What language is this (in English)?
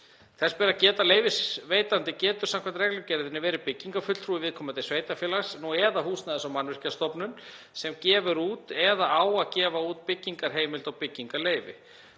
Icelandic